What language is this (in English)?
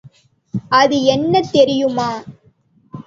Tamil